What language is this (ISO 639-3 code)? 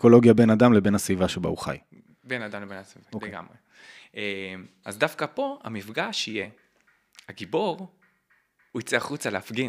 heb